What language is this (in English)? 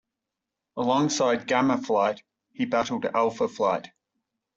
English